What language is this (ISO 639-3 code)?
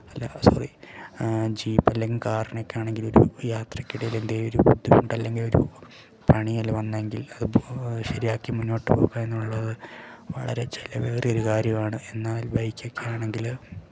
mal